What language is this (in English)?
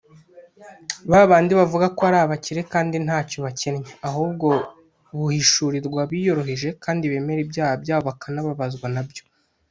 Kinyarwanda